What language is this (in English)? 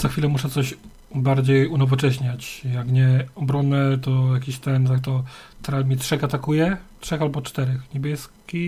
Polish